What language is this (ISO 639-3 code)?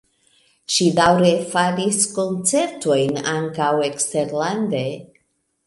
epo